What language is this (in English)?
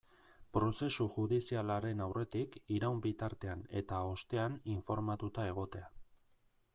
Basque